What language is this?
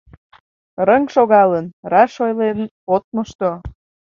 Mari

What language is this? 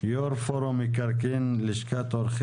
Hebrew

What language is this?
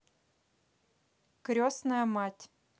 Russian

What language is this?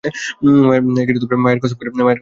Bangla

